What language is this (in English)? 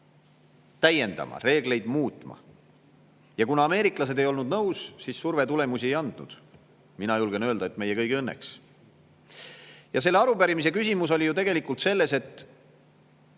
Estonian